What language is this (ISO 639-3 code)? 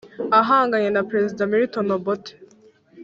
kin